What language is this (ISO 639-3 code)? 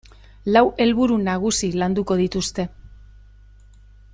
eus